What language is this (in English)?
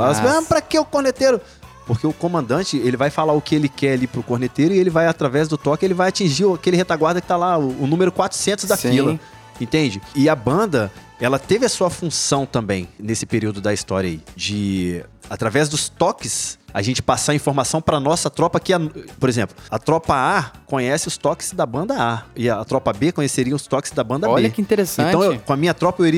Portuguese